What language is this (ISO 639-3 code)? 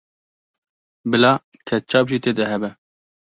kur